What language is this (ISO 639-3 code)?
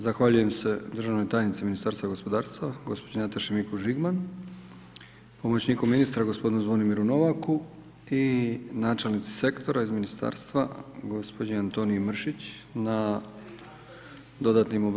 hrv